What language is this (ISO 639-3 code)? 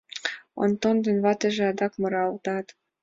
chm